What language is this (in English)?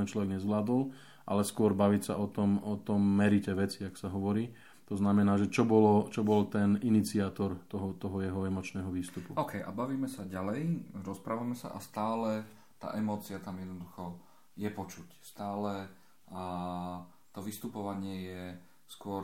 Slovak